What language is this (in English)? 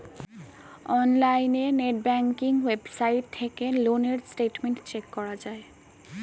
Bangla